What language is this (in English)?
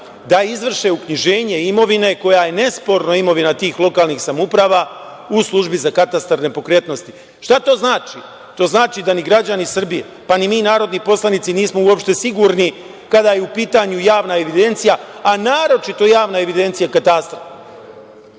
Serbian